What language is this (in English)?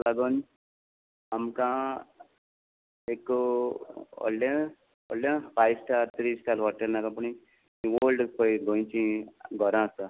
Konkani